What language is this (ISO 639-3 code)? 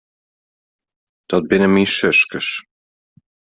fry